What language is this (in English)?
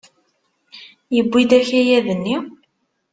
Kabyle